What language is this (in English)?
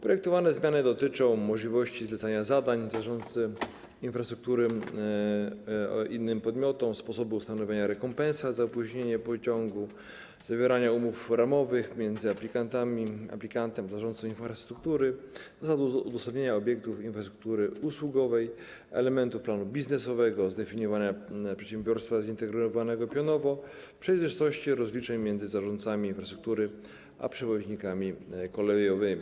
Polish